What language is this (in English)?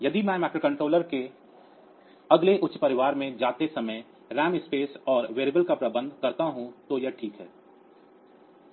Hindi